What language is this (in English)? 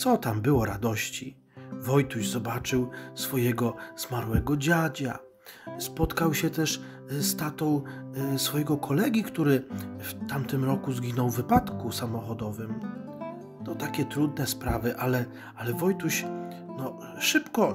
Polish